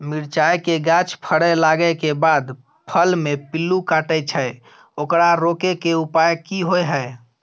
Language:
Maithili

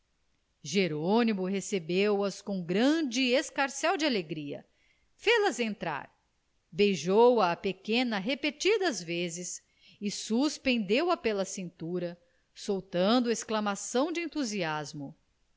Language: Portuguese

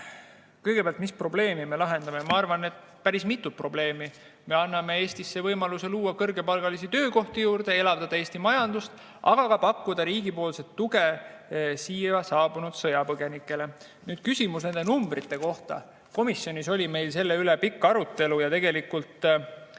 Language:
Estonian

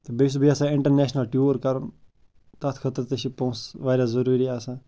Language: Kashmiri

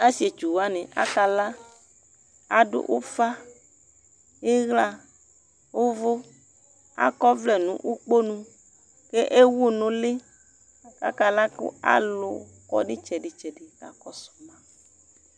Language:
Ikposo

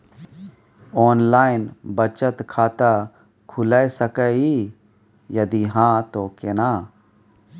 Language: Maithili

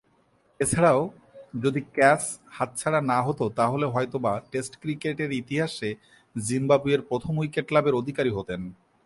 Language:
Bangla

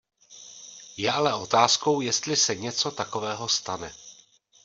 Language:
Czech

